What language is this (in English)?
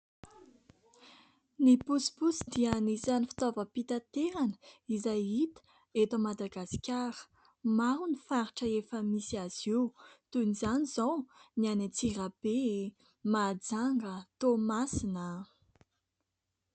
Malagasy